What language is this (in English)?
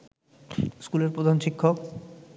Bangla